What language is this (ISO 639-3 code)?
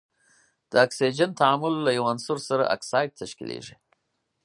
pus